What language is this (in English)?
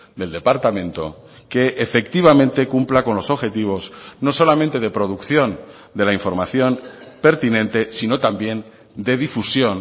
Spanish